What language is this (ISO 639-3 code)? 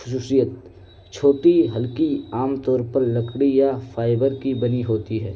urd